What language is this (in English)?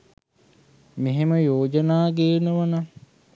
Sinhala